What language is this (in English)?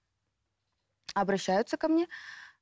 Kazakh